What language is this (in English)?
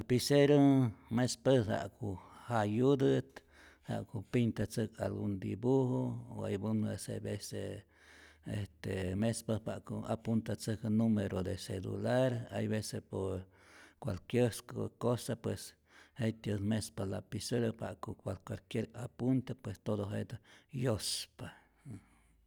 Rayón Zoque